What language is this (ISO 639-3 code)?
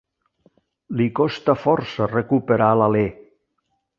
cat